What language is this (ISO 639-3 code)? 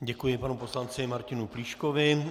ces